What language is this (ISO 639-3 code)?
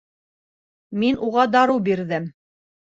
bak